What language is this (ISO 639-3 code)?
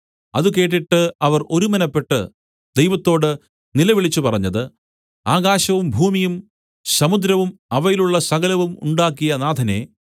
mal